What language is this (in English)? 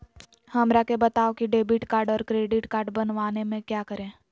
Magahi